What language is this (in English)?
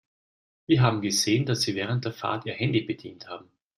German